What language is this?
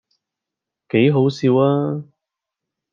Cantonese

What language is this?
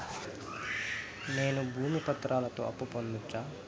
Telugu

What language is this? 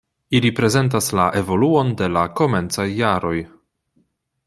Esperanto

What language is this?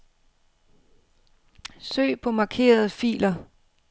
Danish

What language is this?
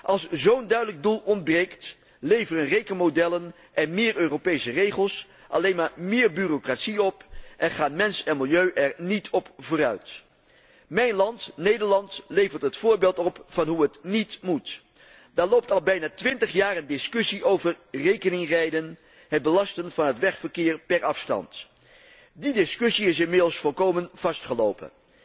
Dutch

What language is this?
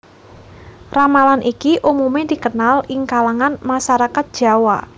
Javanese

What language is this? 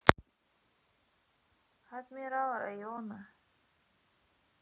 Russian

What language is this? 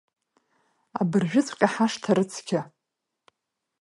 Abkhazian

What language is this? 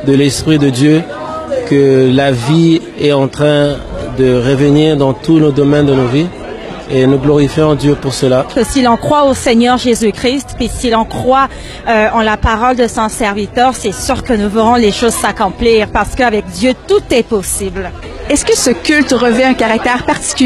French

